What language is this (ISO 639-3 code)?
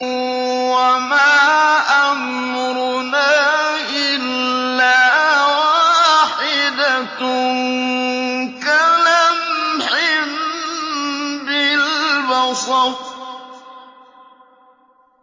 ara